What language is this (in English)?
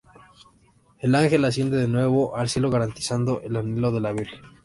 Spanish